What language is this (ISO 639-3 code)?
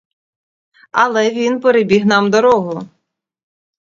ukr